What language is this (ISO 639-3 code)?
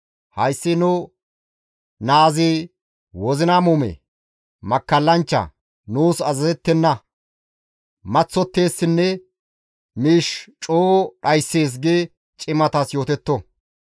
gmv